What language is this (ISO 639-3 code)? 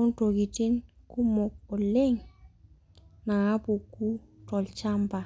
mas